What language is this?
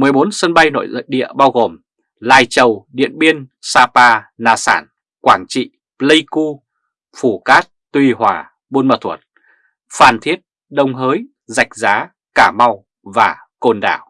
Vietnamese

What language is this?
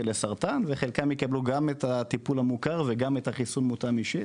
Hebrew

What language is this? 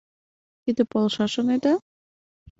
Mari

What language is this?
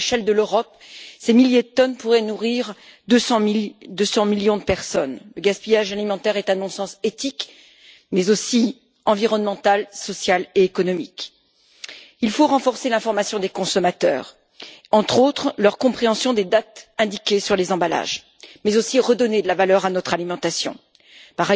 French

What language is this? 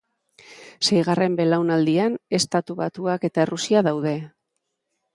Basque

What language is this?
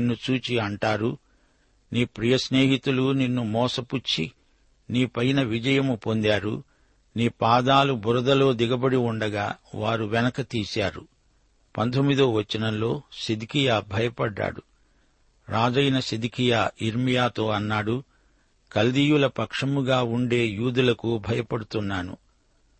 Telugu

